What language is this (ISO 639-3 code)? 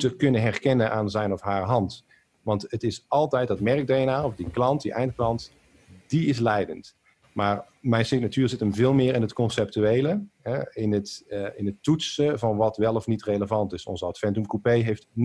nld